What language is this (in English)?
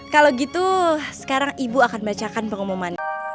Indonesian